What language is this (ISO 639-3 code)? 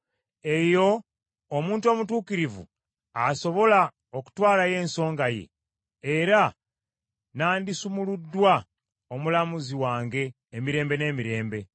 lug